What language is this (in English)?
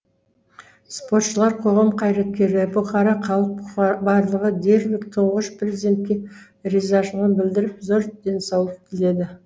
Kazakh